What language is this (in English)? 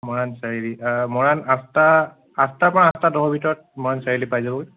Assamese